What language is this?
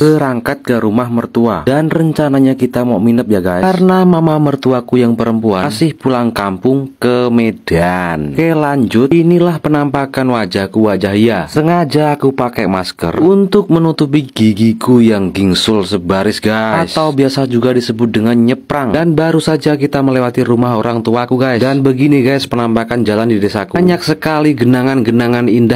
Indonesian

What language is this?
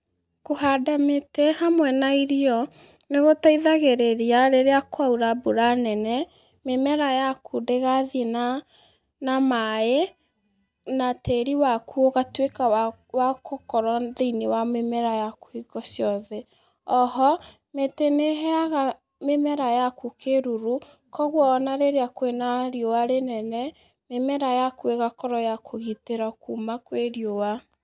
Kikuyu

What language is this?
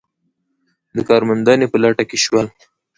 Pashto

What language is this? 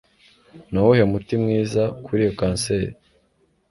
Kinyarwanda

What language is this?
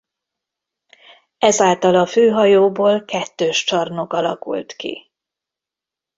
Hungarian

